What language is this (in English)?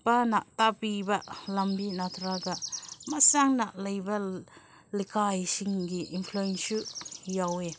Manipuri